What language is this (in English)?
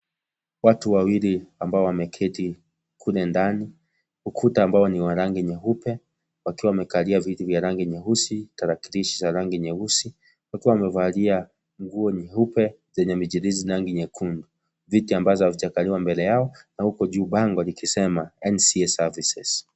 Swahili